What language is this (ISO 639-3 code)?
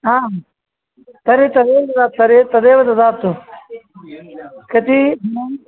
san